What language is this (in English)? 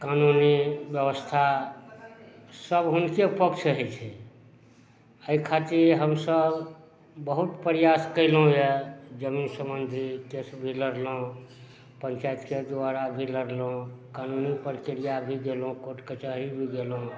Maithili